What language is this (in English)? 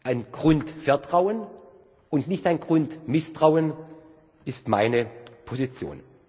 German